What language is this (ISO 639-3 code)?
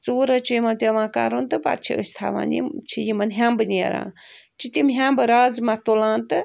kas